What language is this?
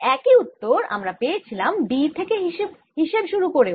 Bangla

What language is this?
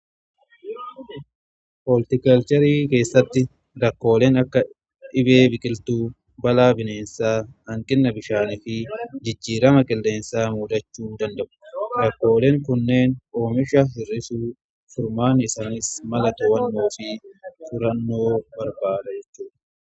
Oromo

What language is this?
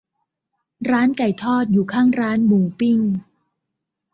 Thai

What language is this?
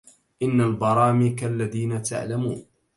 Arabic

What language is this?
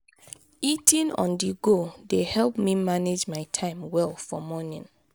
Nigerian Pidgin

